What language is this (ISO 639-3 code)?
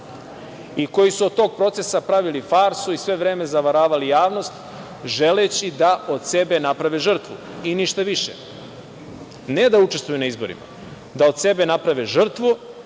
srp